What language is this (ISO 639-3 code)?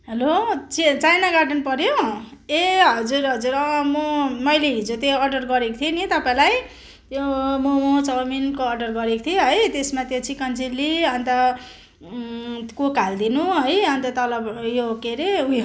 nep